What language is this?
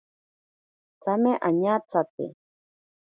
Ashéninka Perené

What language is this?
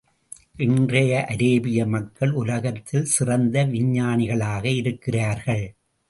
Tamil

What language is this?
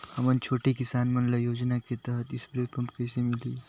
Chhattisgarhi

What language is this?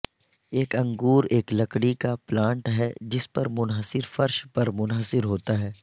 Urdu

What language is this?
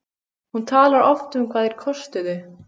Icelandic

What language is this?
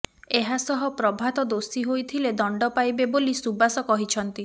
Odia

